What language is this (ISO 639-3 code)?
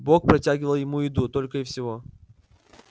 rus